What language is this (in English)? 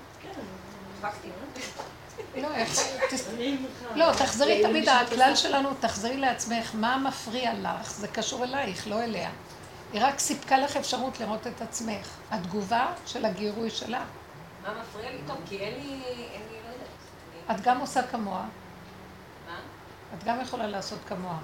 Hebrew